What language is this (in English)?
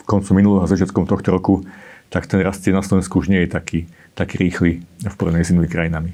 Slovak